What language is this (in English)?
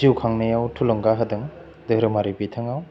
Bodo